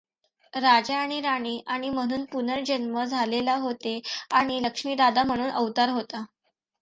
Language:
Marathi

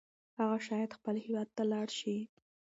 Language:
Pashto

